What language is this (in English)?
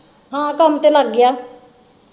Punjabi